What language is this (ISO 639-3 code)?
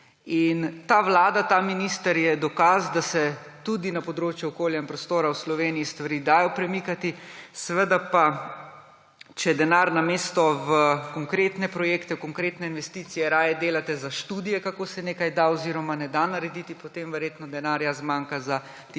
slv